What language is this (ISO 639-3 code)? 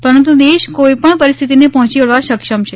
guj